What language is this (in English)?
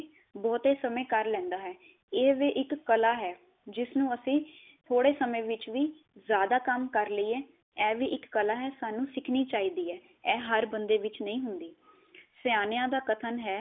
Punjabi